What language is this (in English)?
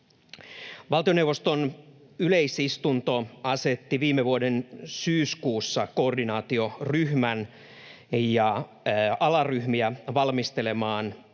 Finnish